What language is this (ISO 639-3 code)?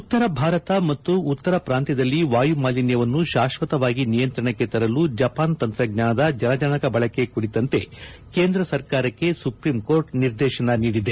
kan